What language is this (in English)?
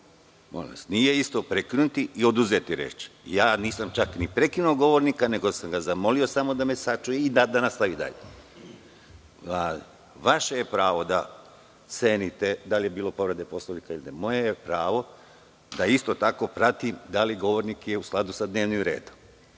Serbian